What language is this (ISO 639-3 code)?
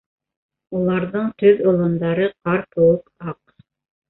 bak